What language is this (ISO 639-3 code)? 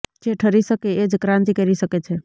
guj